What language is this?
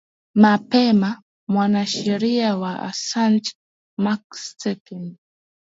Swahili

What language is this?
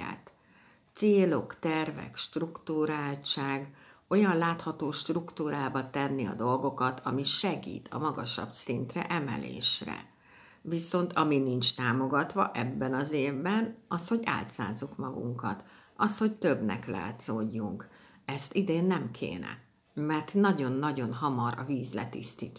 Hungarian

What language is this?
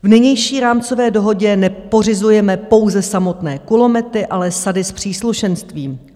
Czech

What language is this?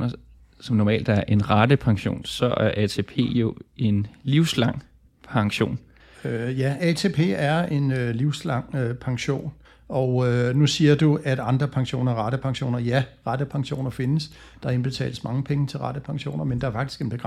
Danish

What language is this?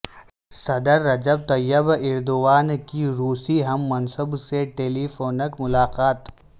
Urdu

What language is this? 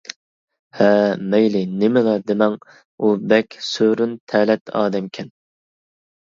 Uyghur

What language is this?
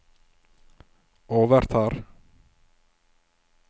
Norwegian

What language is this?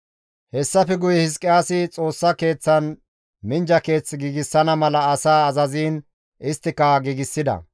Gamo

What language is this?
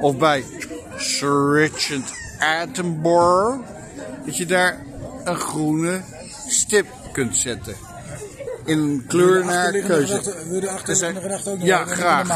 Dutch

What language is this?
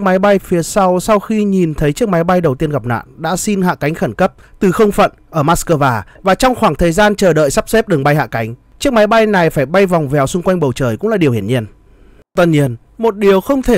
Vietnamese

